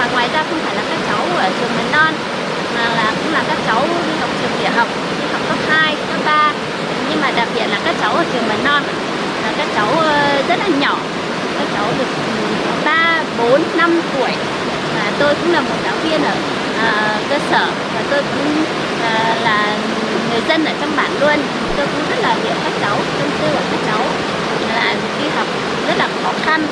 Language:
Vietnamese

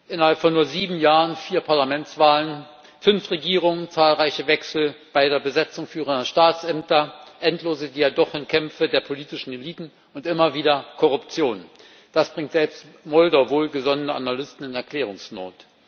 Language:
German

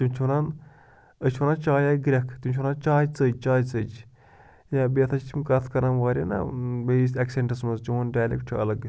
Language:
Kashmiri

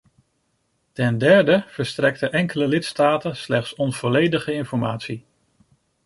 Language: Dutch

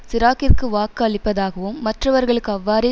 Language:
Tamil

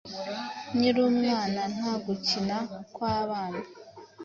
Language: Kinyarwanda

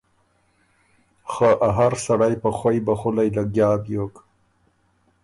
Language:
Ormuri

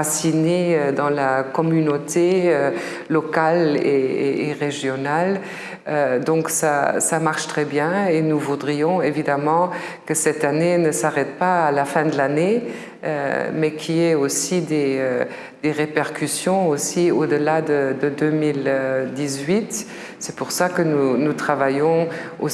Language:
French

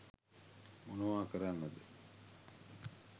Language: Sinhala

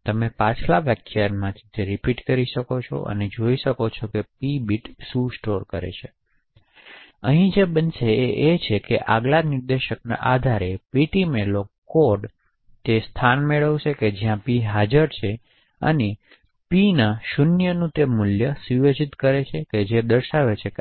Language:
Gujarati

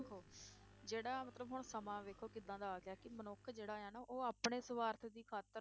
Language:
Punjabi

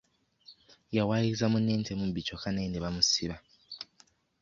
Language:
Ganda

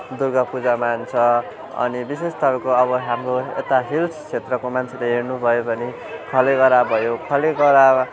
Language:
Nepali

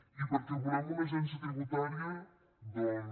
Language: Catalan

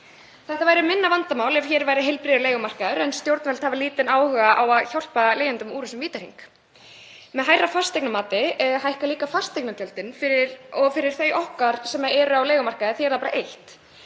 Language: Icelandic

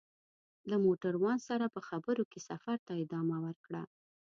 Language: Pashto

